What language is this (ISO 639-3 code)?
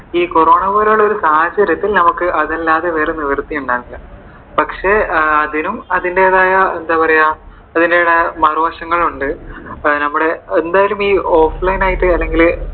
mal